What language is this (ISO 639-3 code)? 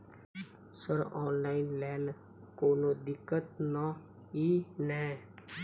mai